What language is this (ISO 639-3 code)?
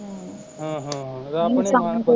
pan